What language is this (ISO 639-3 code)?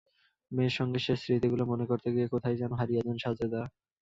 ben